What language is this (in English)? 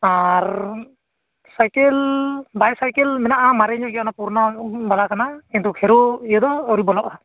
Santali